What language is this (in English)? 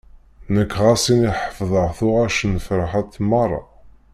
Kabyle